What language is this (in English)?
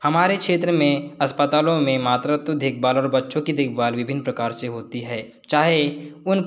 Hindi